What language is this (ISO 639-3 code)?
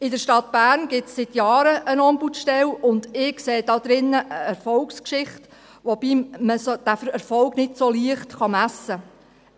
gsw